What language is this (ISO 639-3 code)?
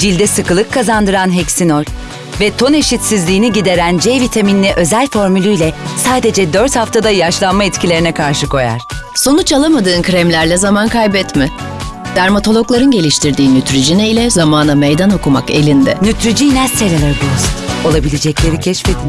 tur